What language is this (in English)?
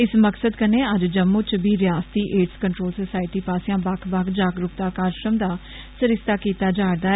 Dogri